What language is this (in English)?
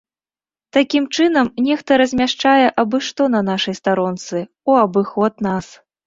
Belarusian